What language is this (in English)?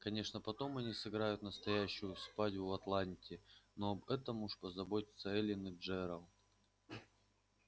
Russian